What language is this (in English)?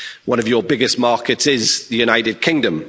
English